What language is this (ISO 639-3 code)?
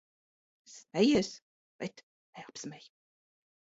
lav